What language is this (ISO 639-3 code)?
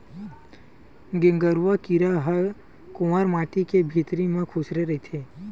hne